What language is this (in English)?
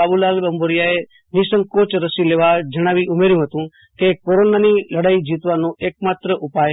Gujarati